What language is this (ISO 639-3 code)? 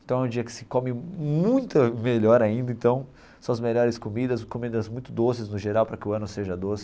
por